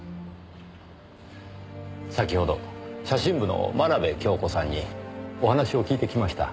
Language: Japanese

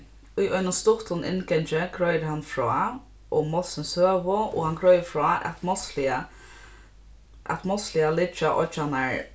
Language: Faroese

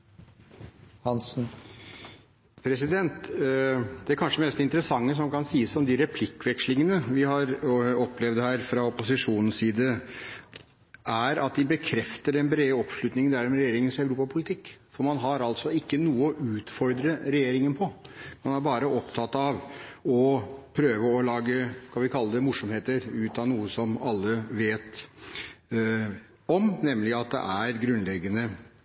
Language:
Norwegian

